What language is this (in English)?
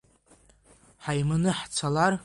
Abkhazian